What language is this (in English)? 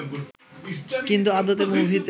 Bangla